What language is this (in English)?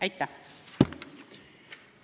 Estonian